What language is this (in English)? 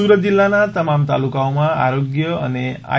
Gujarati